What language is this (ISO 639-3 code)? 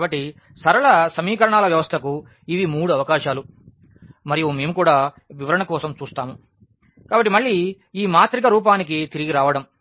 tel